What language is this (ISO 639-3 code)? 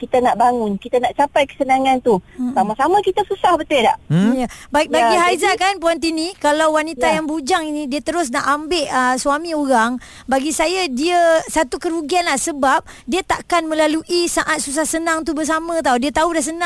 msa